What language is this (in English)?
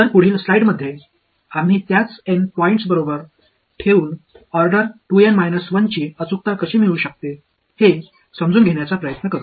Marathi